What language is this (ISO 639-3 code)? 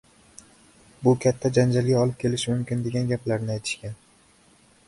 uzb